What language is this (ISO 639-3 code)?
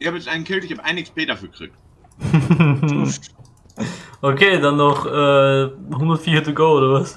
deu